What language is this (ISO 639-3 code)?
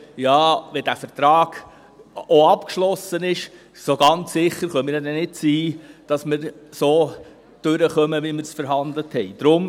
gsw